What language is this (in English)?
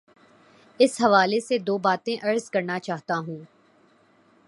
Urdu